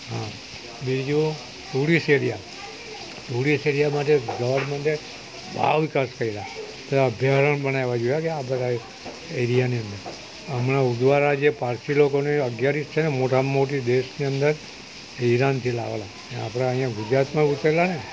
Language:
Gujarati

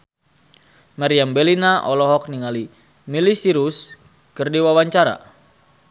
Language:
Sundanese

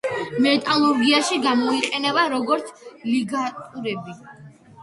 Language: Georgian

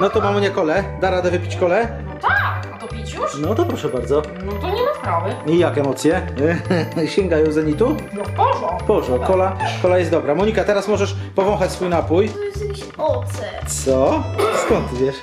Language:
Polish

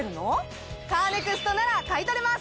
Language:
Japanese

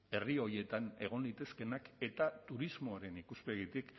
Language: Basque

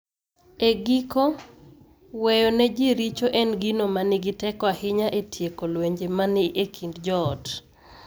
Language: Luo (Kenya and Tanzania)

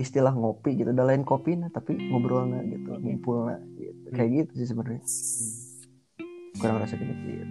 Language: Indonesian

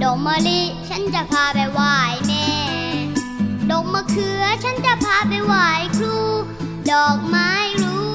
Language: Thai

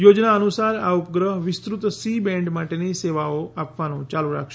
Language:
Gujarati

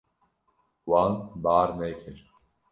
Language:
Kurdish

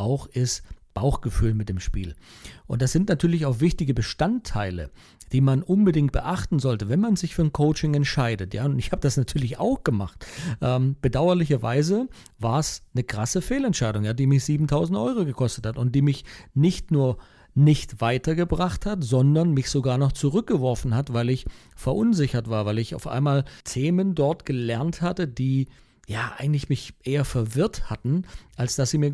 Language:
German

